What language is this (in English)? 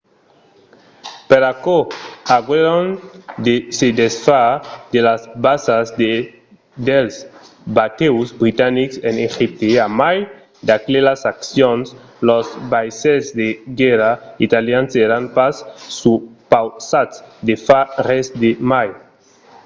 Occitan